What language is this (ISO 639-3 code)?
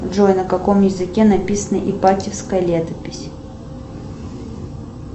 rus